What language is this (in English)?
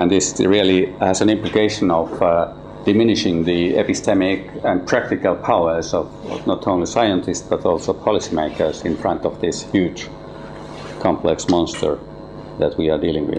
English